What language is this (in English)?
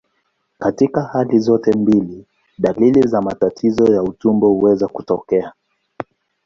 Swahili